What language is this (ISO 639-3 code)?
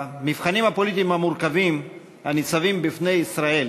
heb